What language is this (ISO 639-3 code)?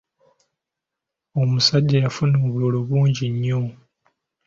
lug